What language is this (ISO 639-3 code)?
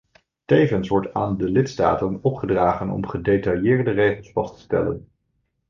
nld